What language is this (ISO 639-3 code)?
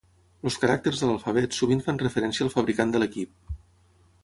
cat